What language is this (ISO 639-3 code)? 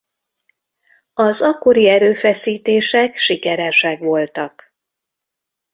hun